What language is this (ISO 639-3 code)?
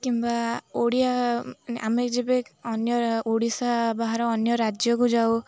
ori